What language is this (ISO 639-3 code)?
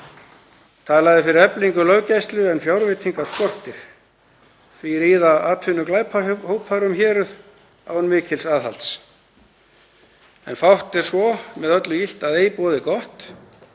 isl